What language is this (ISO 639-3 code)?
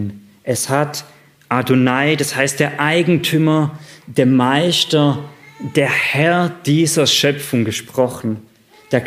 deu